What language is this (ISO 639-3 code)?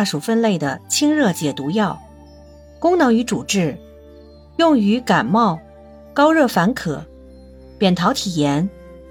zho